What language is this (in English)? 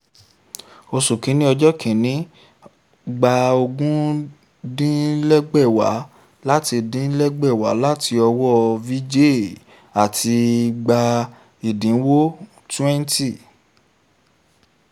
Yoruba